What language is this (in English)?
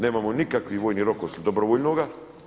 Croatian